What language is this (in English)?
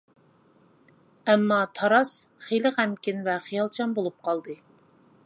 Uyghur